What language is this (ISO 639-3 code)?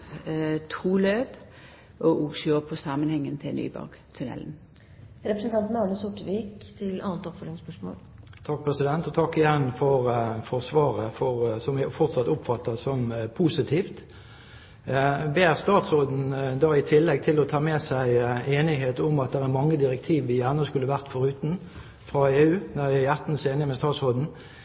nor